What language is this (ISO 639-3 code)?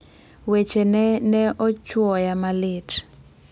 luo